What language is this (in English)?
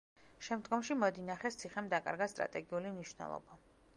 Georgian